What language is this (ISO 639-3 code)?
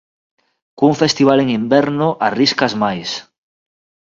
glg